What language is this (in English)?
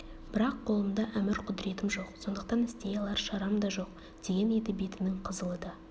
Kazakh